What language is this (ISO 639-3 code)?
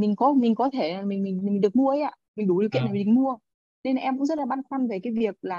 vie